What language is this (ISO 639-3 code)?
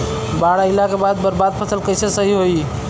bho